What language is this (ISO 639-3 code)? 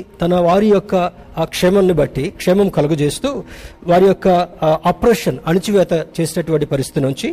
tel